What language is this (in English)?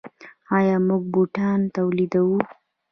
Pashto